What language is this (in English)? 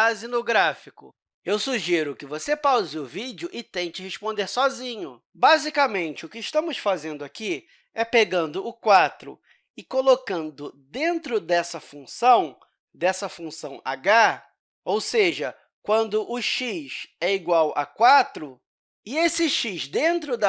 Portuguese